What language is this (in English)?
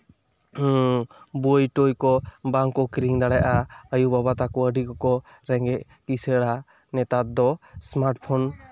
Santali